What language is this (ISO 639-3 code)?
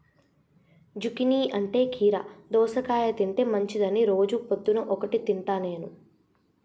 tel